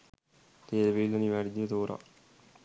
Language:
Sinhala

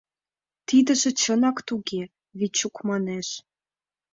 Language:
Mari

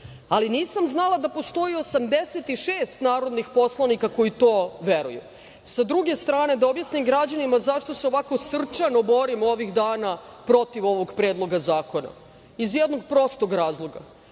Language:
Serbian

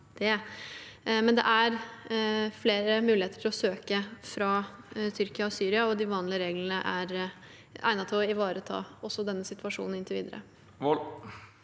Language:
Norwegian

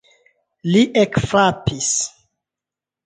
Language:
Esperanto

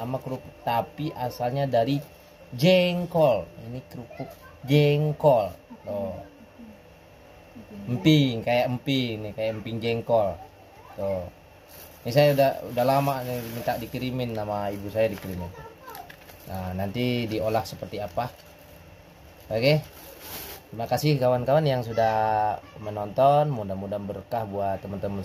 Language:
Indonesian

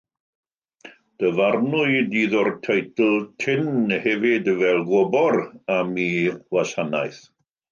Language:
Welsh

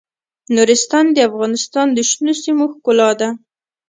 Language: Pashto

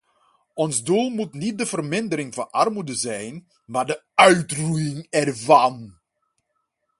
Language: Dutch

